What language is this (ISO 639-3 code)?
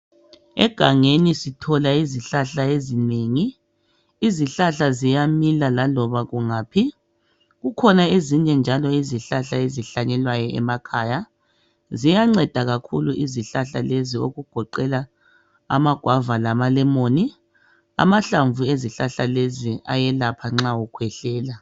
nde